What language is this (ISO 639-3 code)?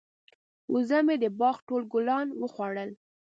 pus